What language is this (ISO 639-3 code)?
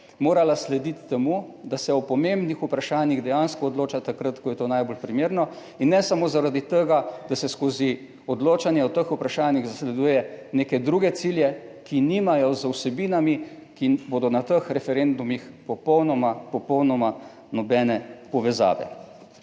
slv